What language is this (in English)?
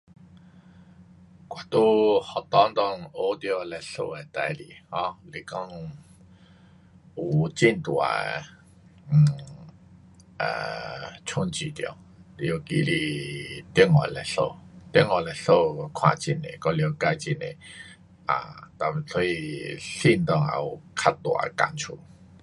Pu-Xian Chinese